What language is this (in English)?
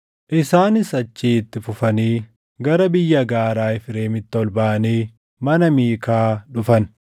Oromo